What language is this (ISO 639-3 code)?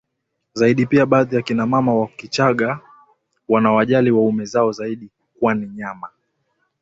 swa